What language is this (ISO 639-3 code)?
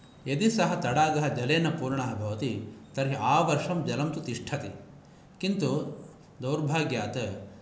san